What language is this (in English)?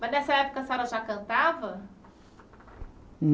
Portuguese